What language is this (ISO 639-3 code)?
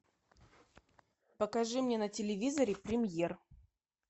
rus